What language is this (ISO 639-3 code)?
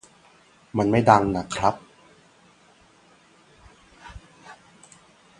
tha